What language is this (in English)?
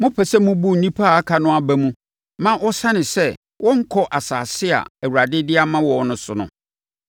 Akan